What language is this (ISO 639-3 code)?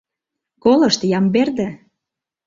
chm